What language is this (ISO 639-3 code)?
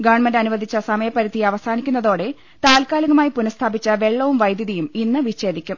mal